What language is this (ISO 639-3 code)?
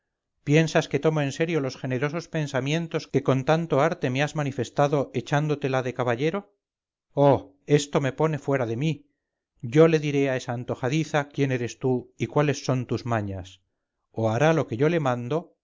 spa